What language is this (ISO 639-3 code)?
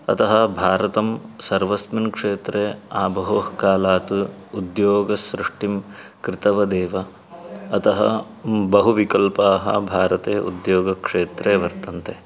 san